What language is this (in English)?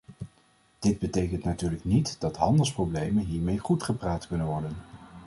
Dutch